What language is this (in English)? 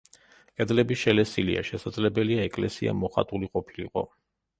Georgian